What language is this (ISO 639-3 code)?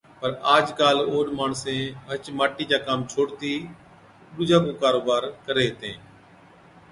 odk